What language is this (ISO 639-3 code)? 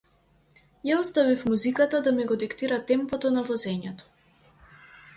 mkd